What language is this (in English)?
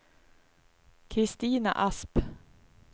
Swedish